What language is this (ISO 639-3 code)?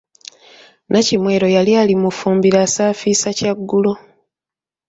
lug